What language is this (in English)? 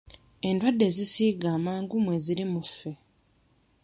Ganda